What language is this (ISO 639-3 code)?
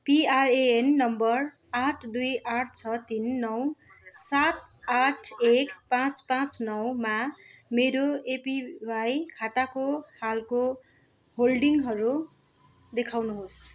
nep